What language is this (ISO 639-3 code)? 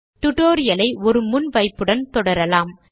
tam